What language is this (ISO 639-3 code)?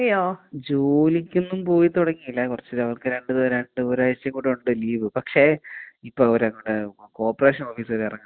mal